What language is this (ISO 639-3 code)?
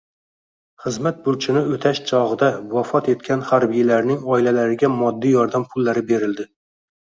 uzb